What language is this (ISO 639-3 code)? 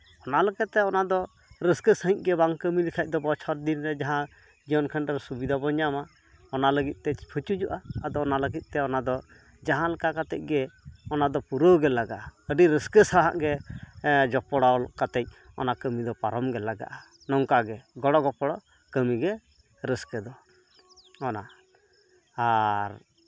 sat